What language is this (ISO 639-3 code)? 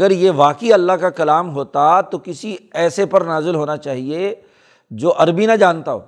urd